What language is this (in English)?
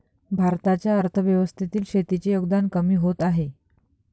Marathi